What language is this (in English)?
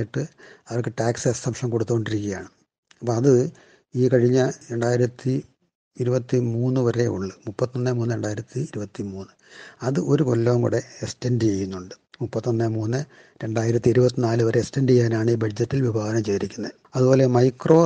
Malayalam